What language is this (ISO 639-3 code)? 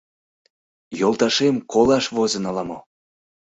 chm